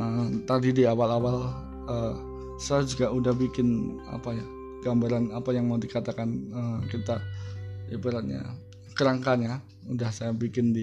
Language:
Indonesian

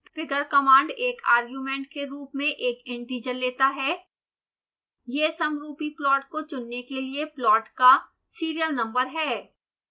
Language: Hindi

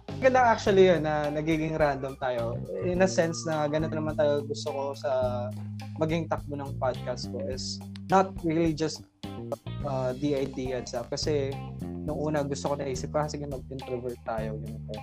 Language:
Filipino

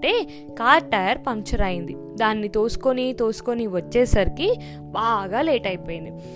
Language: Telugu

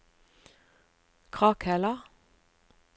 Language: Norwegian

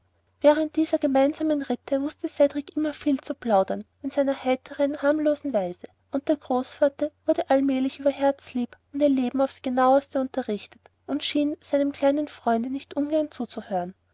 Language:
German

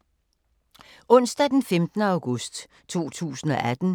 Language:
Danish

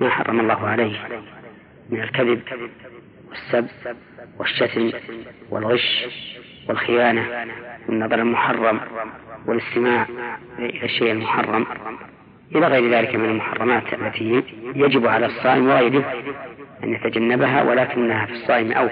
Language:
Arabic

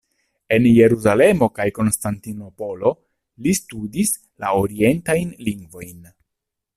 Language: Esperanto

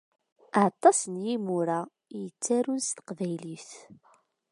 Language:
Kabyle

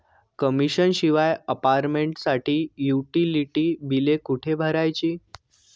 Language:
Marathi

